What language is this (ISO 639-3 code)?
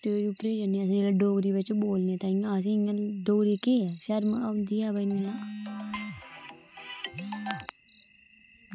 doi